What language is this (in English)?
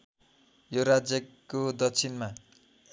Nepali